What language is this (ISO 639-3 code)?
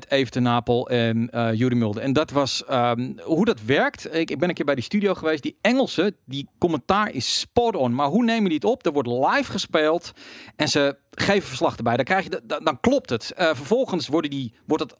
nld